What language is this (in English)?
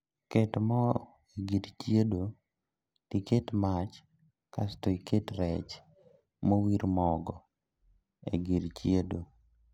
Luo (Kenya and Tanzania)